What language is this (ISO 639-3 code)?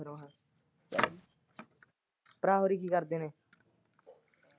pan